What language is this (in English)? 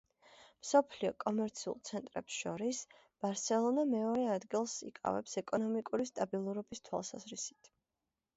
Georgian